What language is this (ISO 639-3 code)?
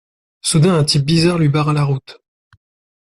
fra